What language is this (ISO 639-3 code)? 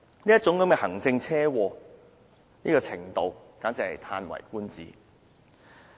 yue